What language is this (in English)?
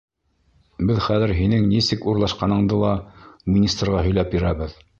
Bashkir